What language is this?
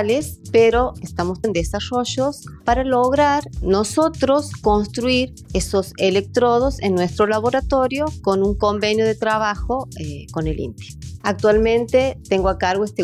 Spanish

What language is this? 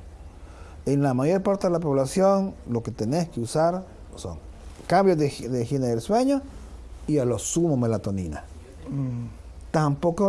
Spanish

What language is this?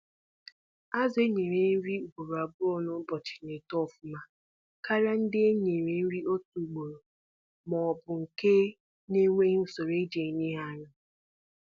Igbo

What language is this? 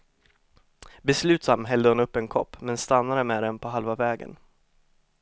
Swedish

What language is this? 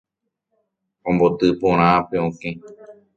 Guarani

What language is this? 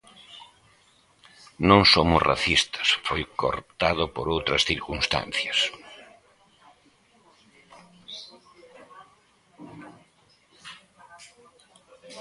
Galician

